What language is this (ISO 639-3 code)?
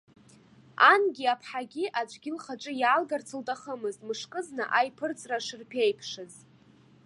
abk